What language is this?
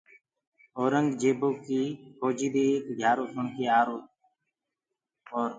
Gurgula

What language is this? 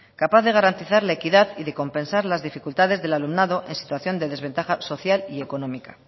Spanish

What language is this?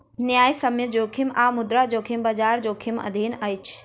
Maithili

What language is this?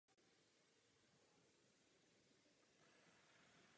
Czech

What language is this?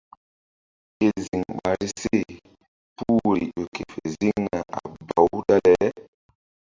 Mbum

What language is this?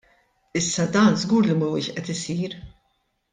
Maltese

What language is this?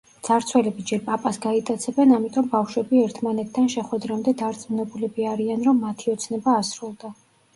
Georgian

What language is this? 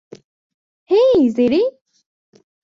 Bangla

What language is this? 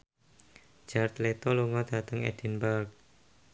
Javanese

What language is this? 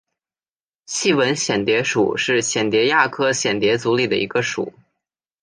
Chinese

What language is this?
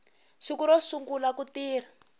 Tsonga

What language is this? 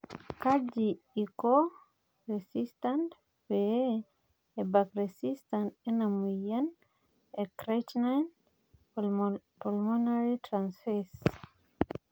Masai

